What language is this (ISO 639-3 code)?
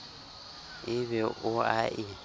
sot